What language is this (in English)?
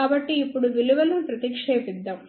Telugu